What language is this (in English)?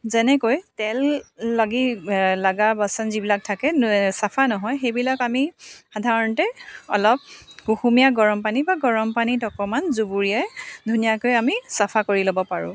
Assamese